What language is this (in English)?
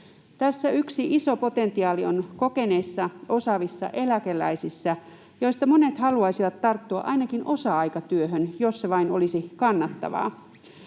Finnish